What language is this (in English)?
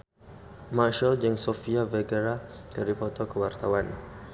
Sundanese